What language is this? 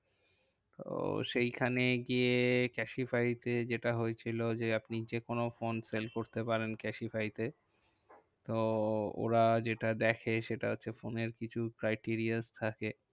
Bangla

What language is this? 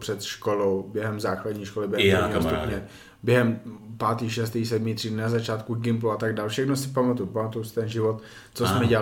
Czech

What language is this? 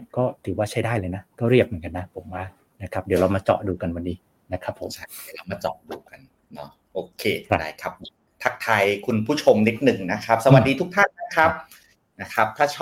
Thai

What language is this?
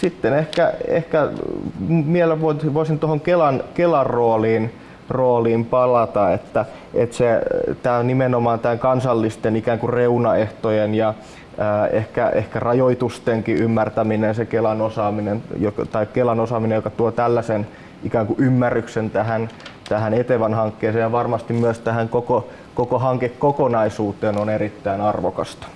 Finnish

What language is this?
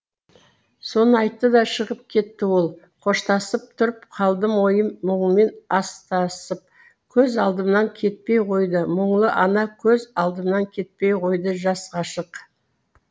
Kazakh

